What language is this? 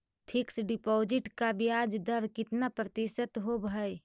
Magahi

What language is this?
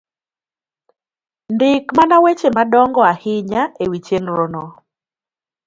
Luo (Kenya and Tanzania)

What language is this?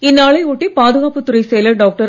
Tamil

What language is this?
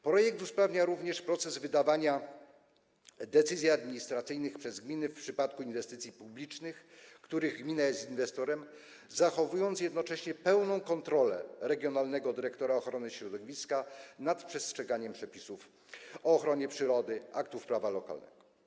Polish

